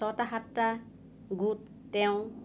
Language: Assamese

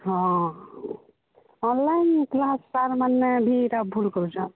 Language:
Odia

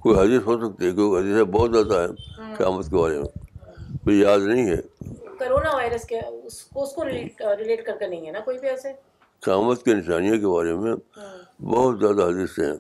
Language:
Urdu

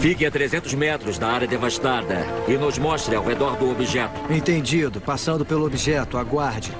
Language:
Portuguese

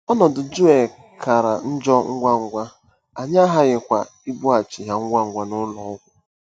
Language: Igbo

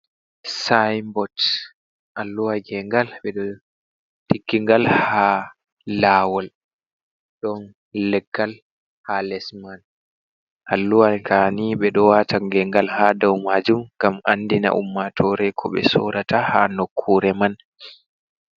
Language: Fula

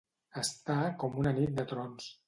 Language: Catalan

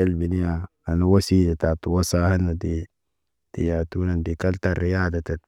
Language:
Naba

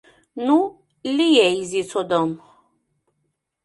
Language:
Mari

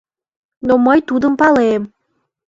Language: Mari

